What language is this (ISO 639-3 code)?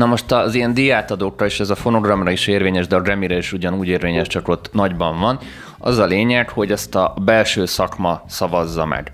hun